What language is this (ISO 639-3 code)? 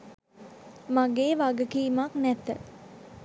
sin